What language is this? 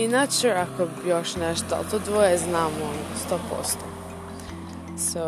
Croatian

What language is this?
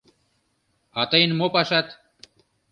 Mari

